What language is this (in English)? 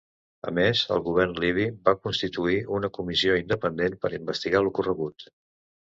Catalan